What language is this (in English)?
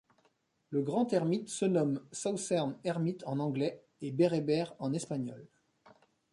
French